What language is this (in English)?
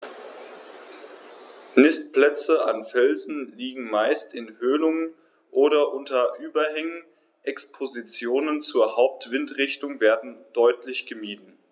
German